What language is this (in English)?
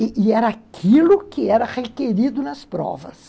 Portuguese